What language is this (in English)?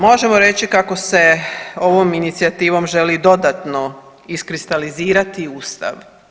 Croatian